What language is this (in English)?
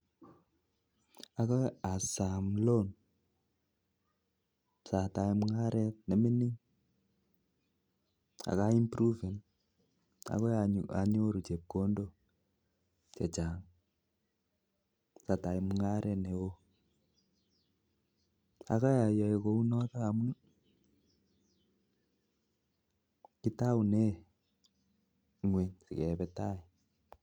Kalenjin